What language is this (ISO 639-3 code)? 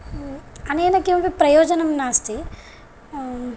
san